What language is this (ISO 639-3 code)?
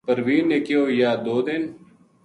gju